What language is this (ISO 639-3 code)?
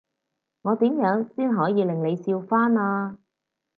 yue